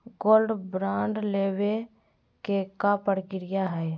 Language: Magahi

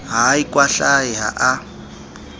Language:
Southern Sotho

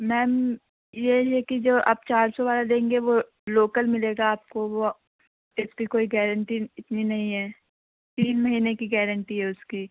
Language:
Urdu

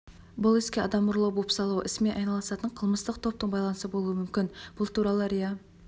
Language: Kazakh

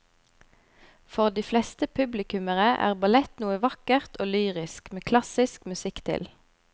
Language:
Norwegian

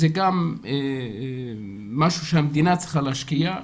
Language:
Hebrew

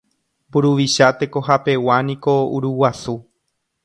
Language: Guarani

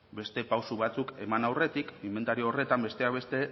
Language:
Basque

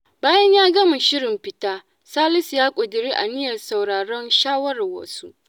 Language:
Hausa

